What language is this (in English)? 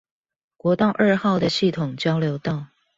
Chinese